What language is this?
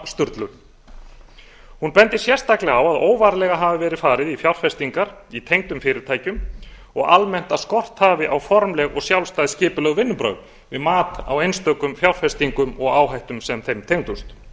Icelandic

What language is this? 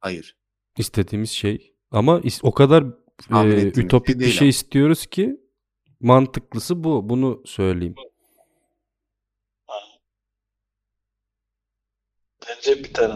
Turkish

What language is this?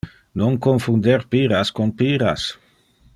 Interlingua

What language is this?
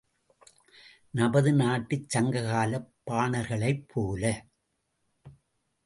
Tamil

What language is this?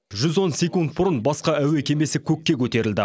Kazakh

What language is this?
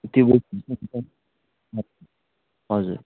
Nepali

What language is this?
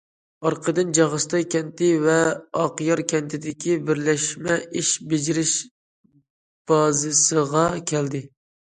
Uyghur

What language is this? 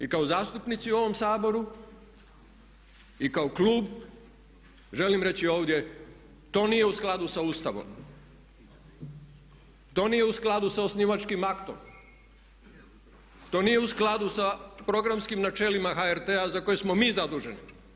Croatian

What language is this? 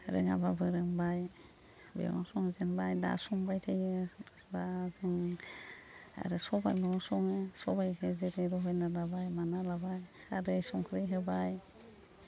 Bodo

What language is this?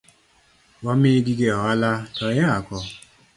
Luo (Kenya and Tanzania)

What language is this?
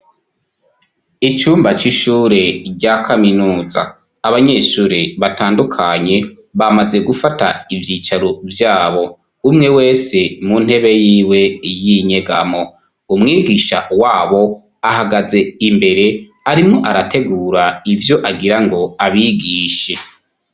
Rundi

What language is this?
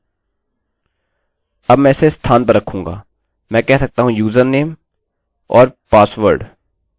Hindi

